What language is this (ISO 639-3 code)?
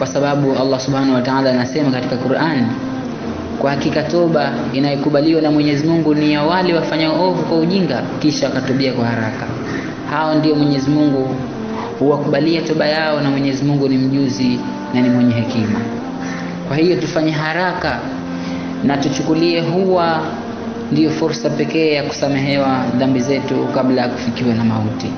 swa